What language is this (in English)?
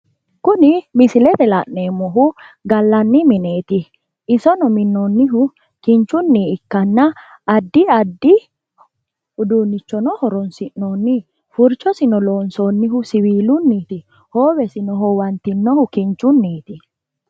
Sidamo